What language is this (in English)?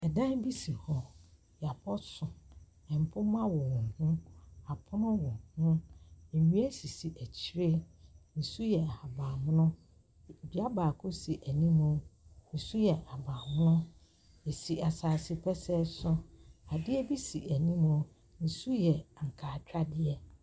Akan